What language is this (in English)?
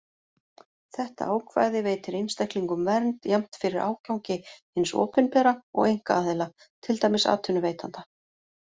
Icelandic